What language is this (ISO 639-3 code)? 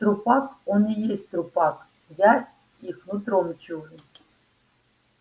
rus